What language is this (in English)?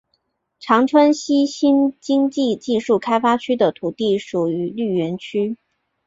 Chinese